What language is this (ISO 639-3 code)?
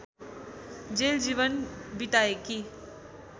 nep